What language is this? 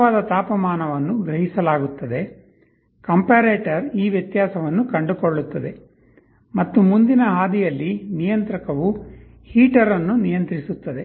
Kannada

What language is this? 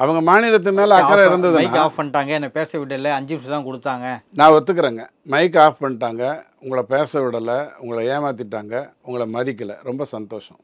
Tamil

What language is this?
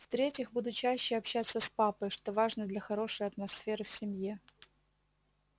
Russian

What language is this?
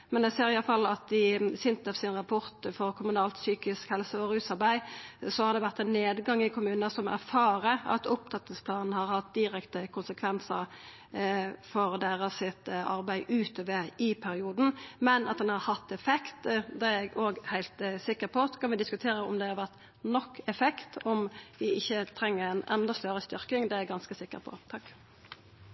Norwegian Nynorsk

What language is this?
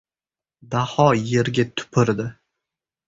Uzbek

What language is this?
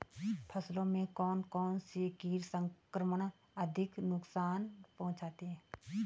Hindi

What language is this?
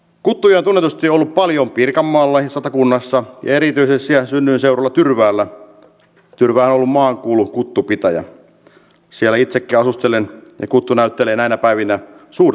Finnish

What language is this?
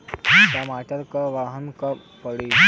Bhojpuri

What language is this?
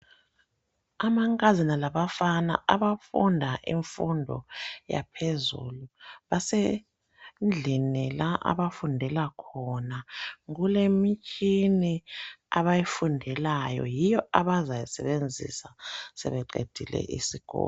North Ndebele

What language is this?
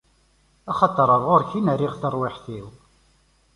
Kabyle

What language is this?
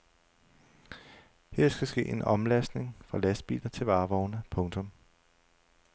Danish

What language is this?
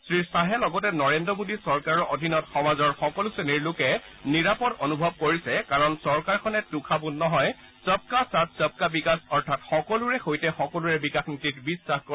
Assamese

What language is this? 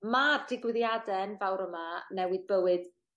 Welsh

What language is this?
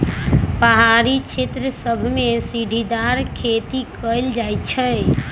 Magahi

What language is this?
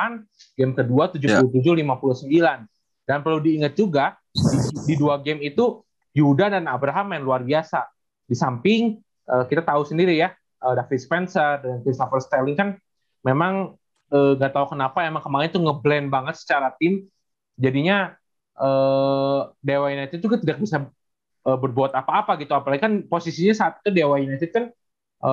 Indonesian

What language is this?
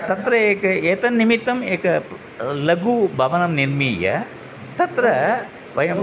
Sanskrit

